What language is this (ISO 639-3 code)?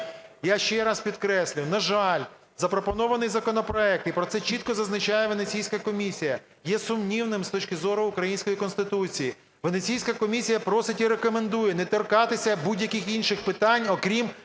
ukr